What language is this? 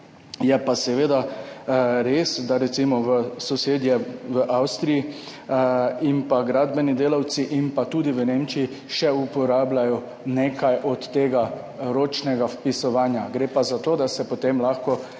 Slovenian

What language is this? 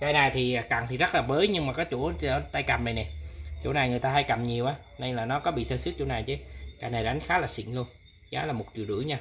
Vietnamese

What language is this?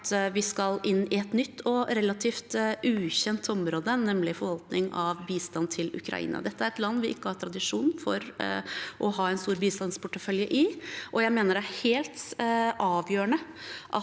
Norwegian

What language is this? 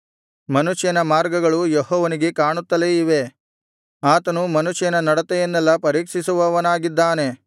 Kannada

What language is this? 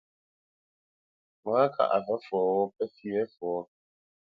Bamenyam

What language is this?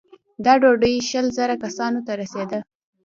Pashto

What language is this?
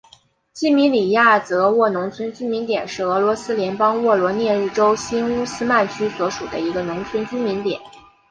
Chinese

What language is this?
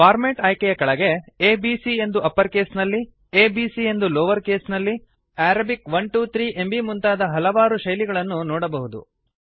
Kannada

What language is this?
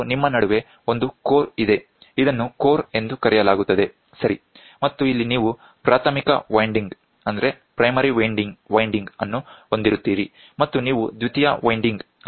Kannada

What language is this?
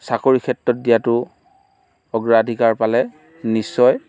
Assamese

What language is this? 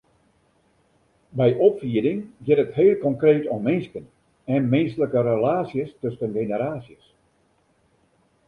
Western Frisian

